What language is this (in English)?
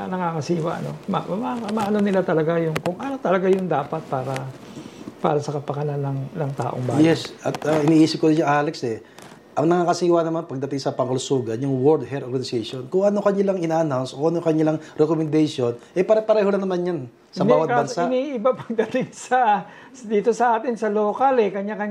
Filipino